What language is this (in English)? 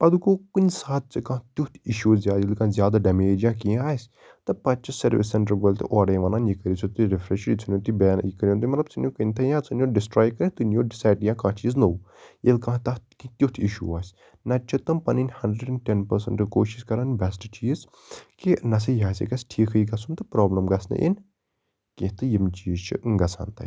Kashmiri